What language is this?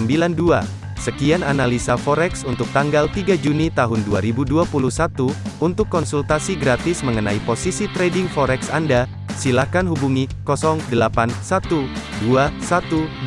Indonesian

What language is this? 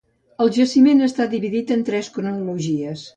Catalan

